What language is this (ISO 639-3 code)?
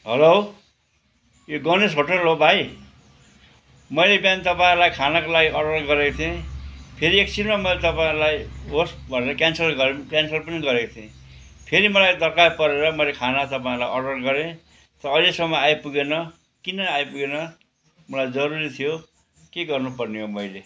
nep